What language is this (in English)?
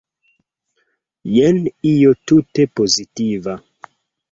Esperanto